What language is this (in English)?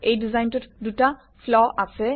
Assamese